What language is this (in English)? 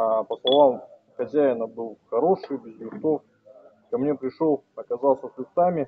Russian